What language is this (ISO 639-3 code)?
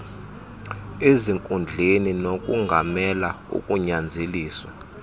xho